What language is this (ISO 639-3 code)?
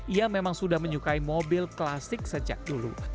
ind